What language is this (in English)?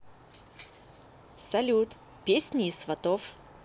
Russian